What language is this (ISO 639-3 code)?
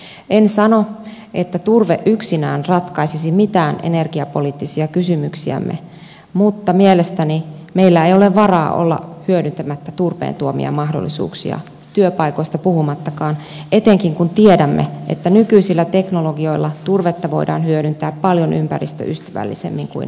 fin